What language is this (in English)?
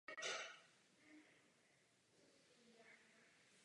Czech